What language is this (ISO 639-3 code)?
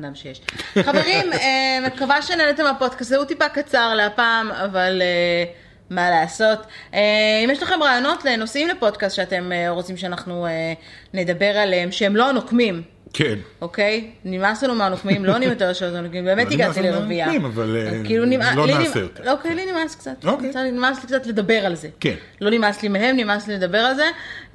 heb